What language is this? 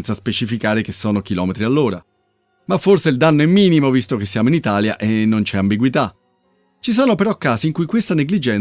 Italian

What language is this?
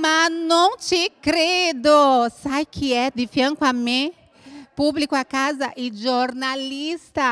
Italian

